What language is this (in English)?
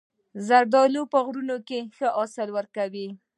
Pashto